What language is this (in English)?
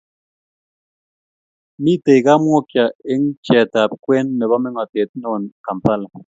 Kalenjin